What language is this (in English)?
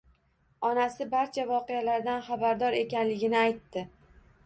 Uzbek